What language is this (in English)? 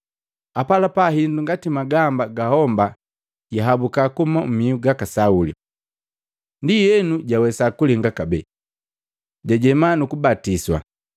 Matengo